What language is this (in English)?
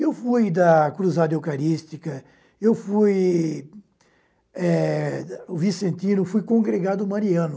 Portuguese